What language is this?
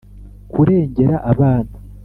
Kinyarwanda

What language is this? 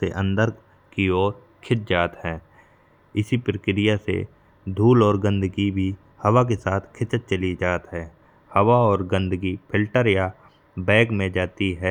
Bundeli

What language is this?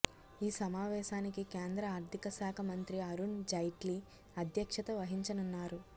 Telugu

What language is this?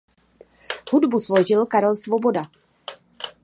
Czech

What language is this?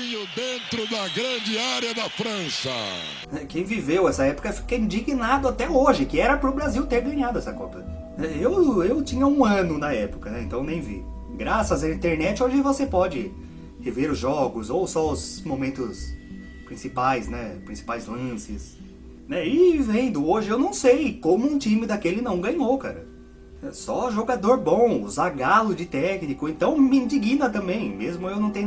Portuguese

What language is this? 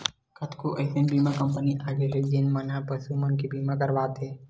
Chhattisgarhi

